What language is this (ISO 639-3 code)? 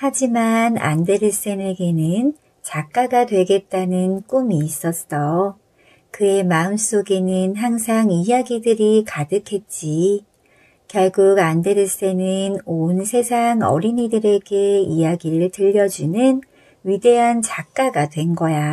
kor